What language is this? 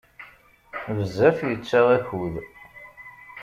Kabyle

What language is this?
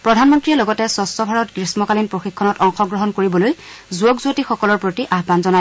Assamese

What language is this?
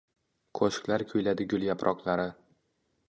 Uzbek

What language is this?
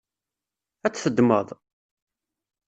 Kabyle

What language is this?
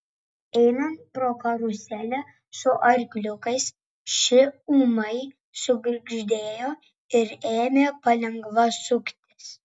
Lithuanian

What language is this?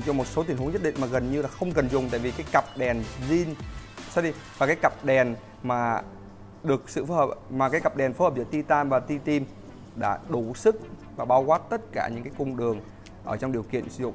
Vietnamese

